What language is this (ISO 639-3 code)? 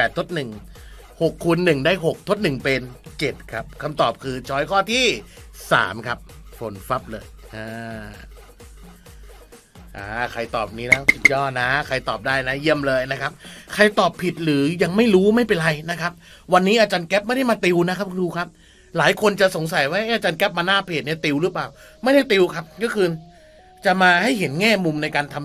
tha